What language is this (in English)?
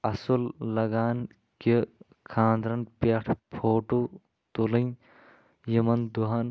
Kashmiri